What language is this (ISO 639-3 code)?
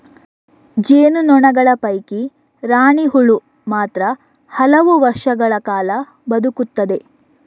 kan